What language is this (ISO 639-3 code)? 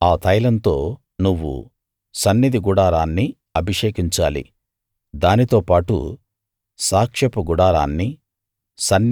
tel